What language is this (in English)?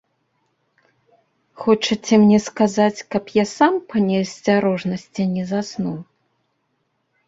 Belarusian